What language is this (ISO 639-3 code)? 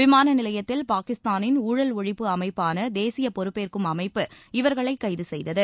tam